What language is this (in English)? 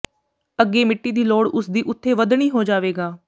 Punjabi